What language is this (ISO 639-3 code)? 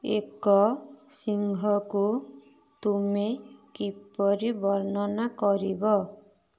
ori